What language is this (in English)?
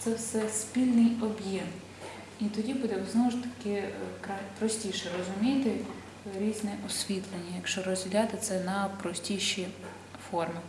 Ukrainian